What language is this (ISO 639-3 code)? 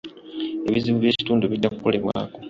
lug